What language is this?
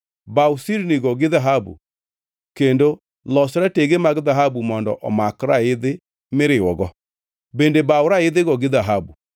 Luo (Kenya and Tanzania)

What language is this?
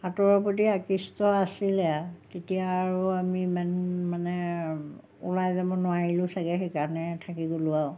Assamese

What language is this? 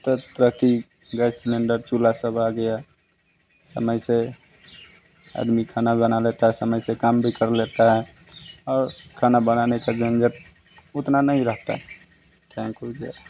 Hindi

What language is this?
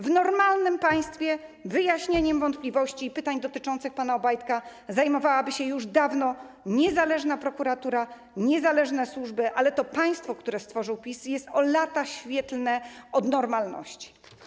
Polish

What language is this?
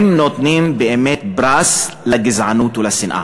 Hebrew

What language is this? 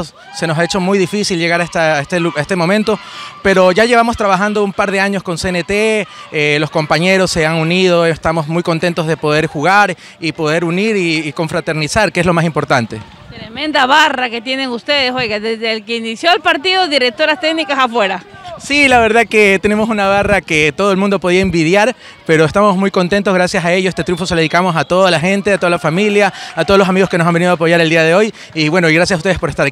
Spanish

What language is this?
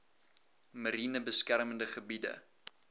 Afrikaans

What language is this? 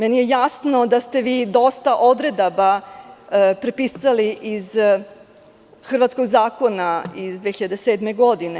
Serbian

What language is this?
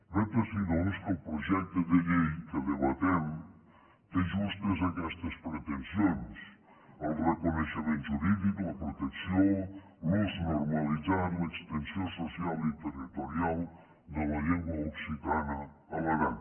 Catalan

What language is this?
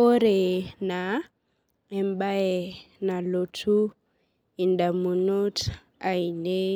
Masai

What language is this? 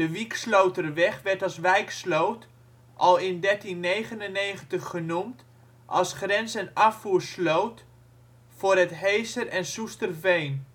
Dutch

